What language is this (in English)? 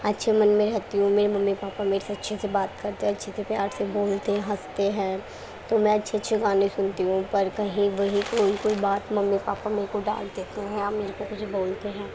Urdu